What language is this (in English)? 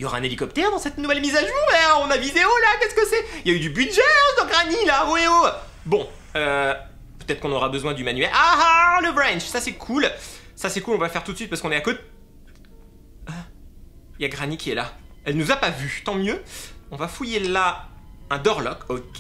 French